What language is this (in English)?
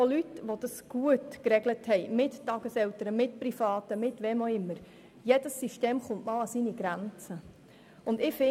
Swiss German